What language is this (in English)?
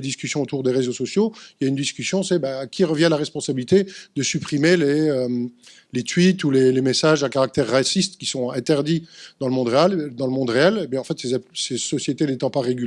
French